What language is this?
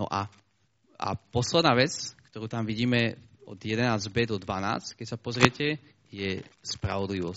Slovak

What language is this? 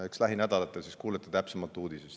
Estonian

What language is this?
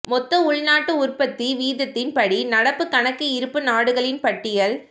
Tamil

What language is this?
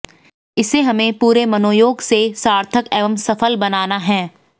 Hindi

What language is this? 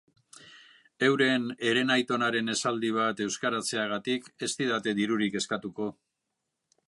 Basque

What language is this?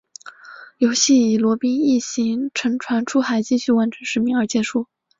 Chinese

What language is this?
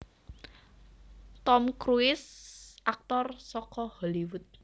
Javanese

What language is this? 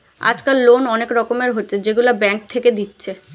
Bangla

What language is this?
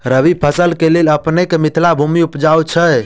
Maithili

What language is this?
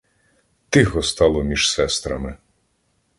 Ukrainian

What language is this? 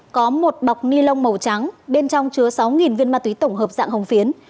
Vietnamese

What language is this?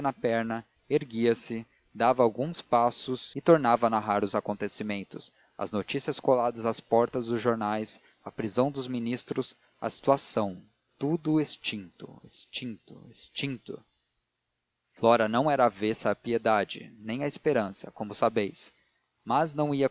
Portuguese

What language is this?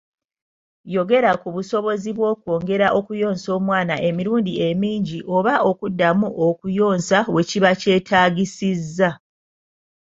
Ganda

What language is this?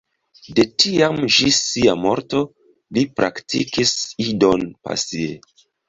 Esperanto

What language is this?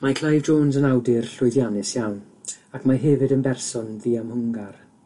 Welsh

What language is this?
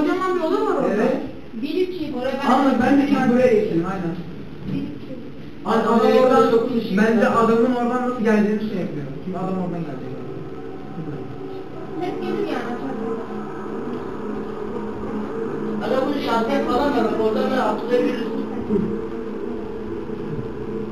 Turkish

